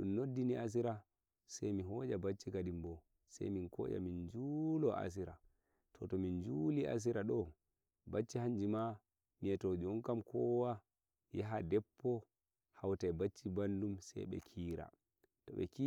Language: Nigerian Fulfulde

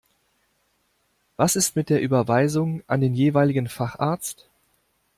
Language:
German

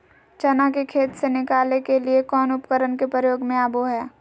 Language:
Magahi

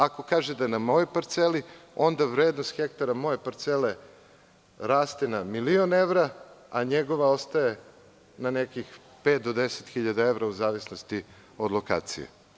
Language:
Serbian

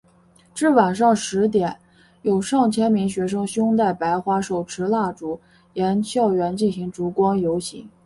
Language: Chinese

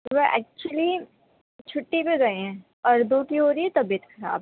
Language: Urdu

